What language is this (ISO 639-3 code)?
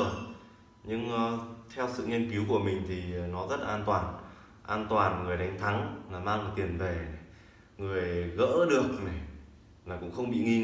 vie